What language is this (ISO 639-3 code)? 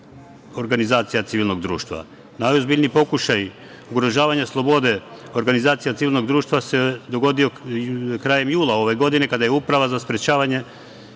srp